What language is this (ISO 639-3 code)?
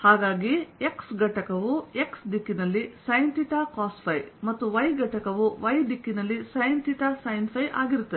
kan